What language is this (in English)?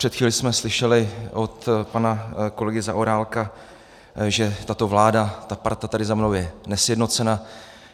Czech